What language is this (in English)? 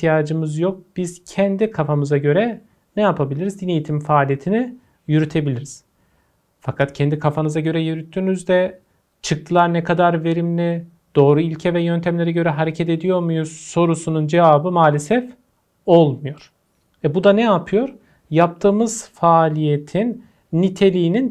Turkish